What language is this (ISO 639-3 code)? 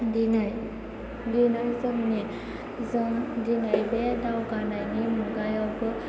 brx